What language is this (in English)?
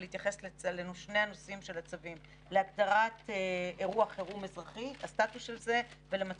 Hebrew